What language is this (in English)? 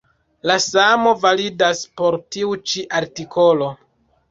Esperanto